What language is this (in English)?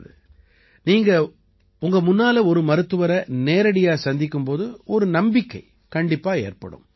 Tamil